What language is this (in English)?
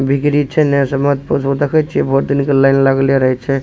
Maithili